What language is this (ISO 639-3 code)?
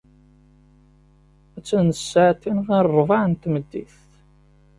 kab